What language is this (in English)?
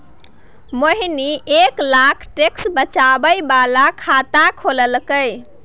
Maithili